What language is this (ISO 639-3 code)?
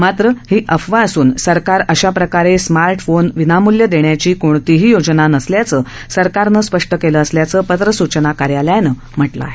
mar